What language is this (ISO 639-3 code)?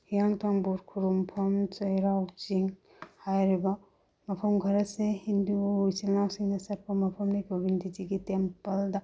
mni